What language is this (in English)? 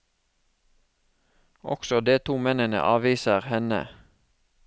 Norwegian